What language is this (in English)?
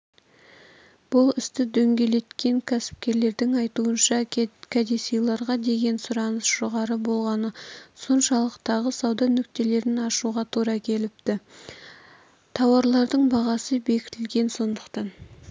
Kazakh